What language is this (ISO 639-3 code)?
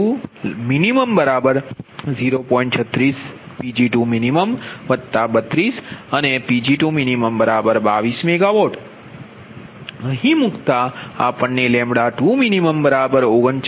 guj